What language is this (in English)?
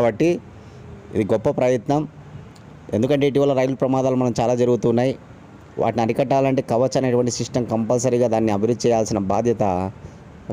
Telugu